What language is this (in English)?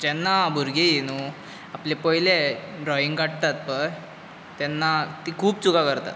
Konkani